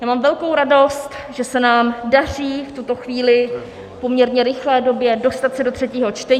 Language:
Czech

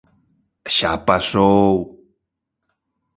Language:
Galician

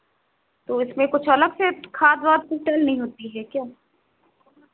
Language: Hindi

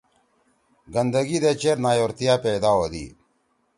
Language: Torwali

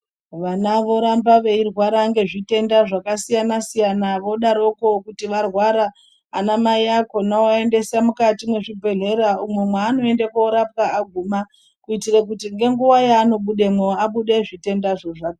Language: Ndau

